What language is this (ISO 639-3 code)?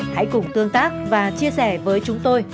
vie